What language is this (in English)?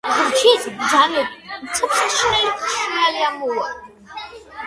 Georgian